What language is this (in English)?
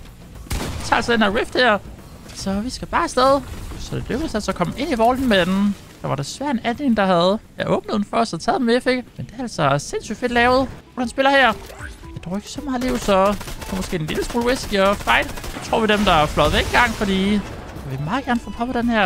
Danish